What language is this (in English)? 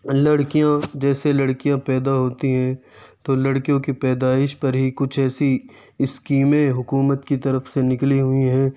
Urdu